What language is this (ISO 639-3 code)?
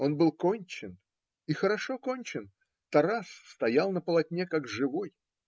rus